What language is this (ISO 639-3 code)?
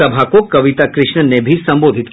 hin